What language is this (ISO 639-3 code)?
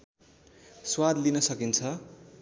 nep